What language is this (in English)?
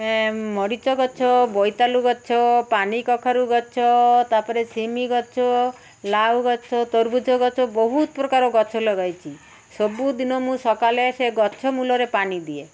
Odia